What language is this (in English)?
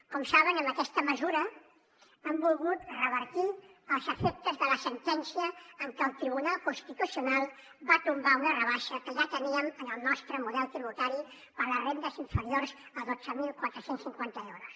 Catalan